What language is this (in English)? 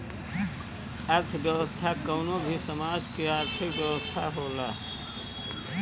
Bhojpuri